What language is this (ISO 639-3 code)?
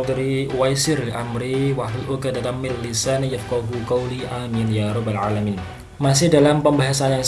ind